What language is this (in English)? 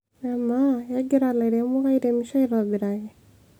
Masai